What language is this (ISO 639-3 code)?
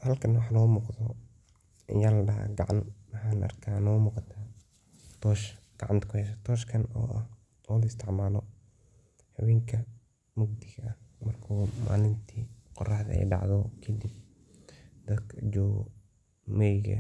som